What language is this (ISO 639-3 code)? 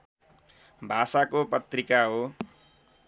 nep